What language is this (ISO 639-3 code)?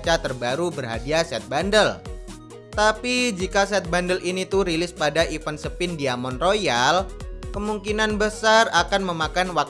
ind